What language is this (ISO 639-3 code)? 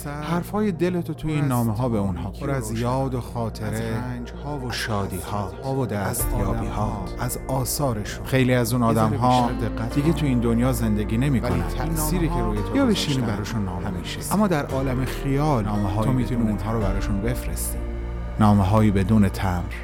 fas